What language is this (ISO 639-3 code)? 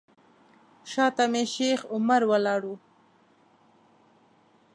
pus